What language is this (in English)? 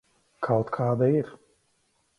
Latvian